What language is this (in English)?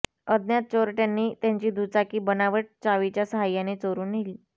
Marathi